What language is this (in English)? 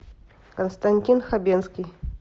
Russian